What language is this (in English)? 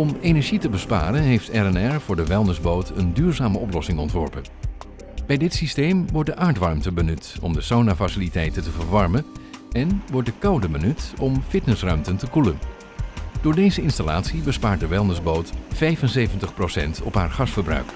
Dutch